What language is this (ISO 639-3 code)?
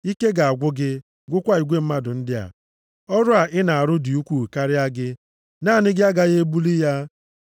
ibo